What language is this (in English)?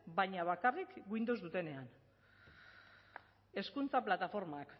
Basque